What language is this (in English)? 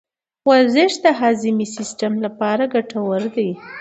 Pashto